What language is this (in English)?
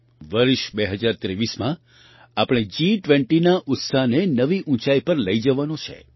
Gujarati